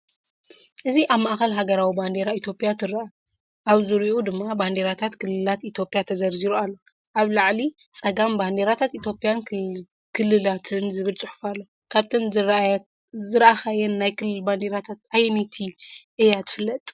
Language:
Tigrinya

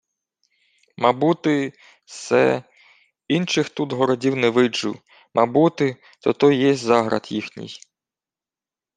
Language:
Ukrainian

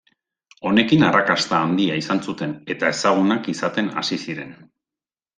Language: Basque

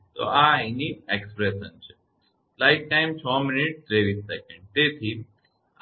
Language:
Gujarati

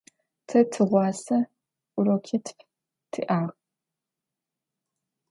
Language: Adyghe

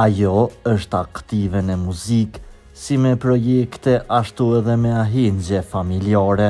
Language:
Norwegian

